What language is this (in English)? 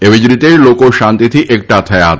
Gujarati